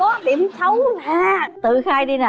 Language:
Vietnamese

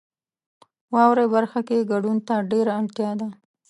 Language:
Pashto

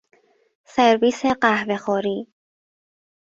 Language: Persian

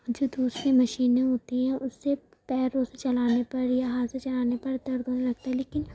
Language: Urdu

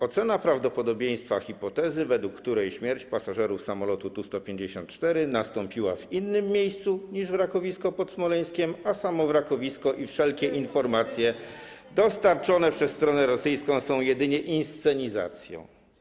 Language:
Polish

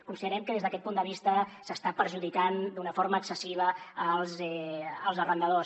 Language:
Catalan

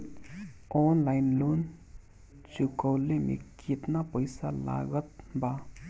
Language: Bhojpuri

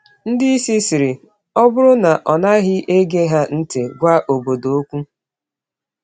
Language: Igbo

